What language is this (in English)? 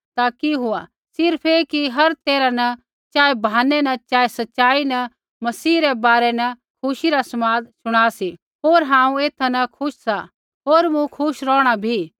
Kullu Pahari